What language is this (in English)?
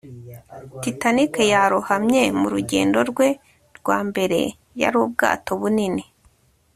Kinyarwanda